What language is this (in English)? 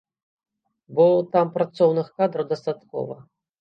Belarusian